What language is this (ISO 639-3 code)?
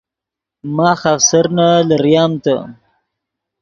ydg